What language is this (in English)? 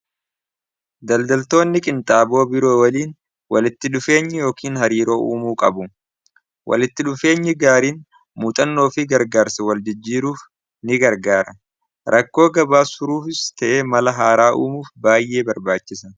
Oromo